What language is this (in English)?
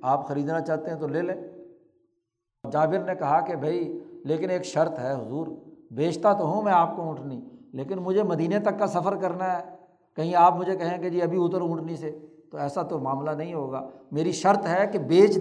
Urdu